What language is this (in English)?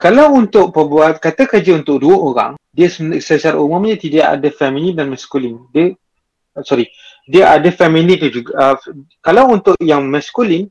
Malay